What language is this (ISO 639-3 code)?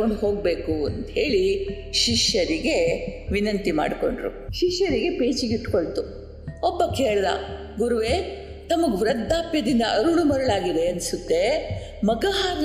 kan